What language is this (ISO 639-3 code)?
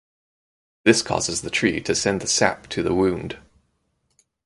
eng